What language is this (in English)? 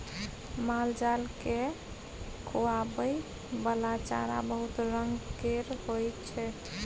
Maithili